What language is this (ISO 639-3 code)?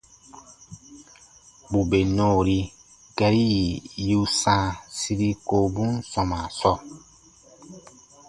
bba